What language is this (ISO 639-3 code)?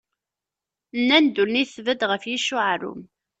kab